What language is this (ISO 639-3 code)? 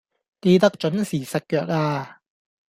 yue